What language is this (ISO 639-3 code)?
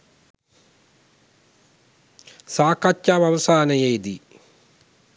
sin